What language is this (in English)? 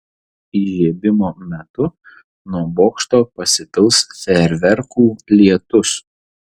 Lithuanian